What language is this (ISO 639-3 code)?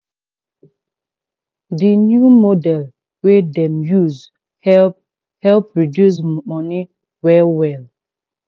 pcm